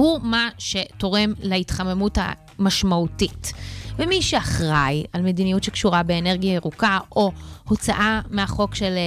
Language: Hebrew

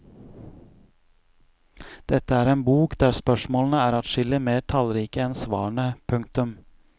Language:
Norwegian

